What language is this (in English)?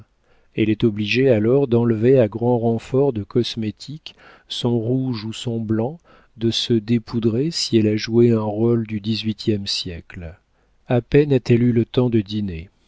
French